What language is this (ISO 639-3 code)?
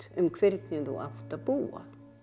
isl